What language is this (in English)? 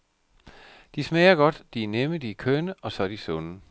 Danish